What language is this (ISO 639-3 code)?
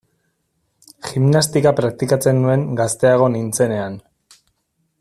eus